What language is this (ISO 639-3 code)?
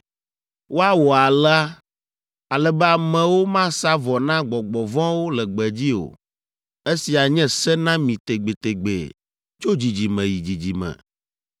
ewe